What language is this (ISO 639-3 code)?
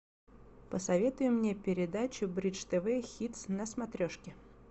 rus